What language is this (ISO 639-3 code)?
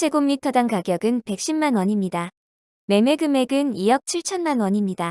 kor